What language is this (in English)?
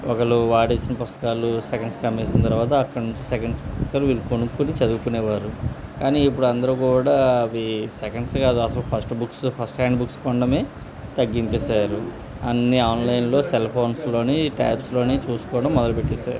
Telugu